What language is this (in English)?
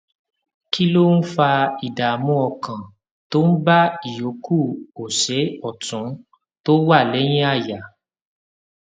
Yoruba